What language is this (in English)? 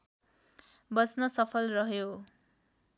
Nepali